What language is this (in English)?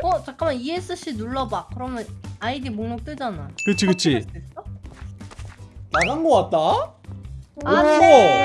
Korean